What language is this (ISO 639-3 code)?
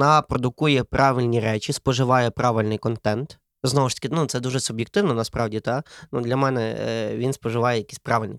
ukr